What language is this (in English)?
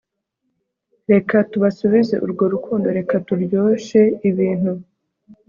Kinyarwanda